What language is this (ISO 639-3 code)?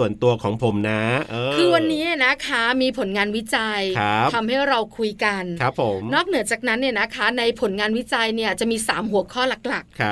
tha